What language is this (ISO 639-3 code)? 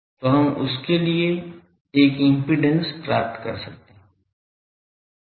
hin